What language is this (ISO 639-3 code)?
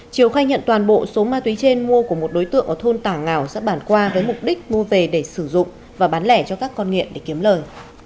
vie